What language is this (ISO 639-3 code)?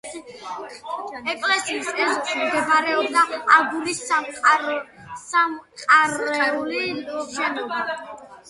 kat